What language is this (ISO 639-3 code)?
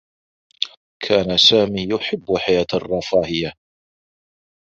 ara